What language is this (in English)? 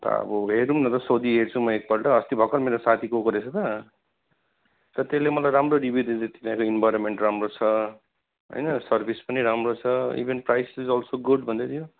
Nepali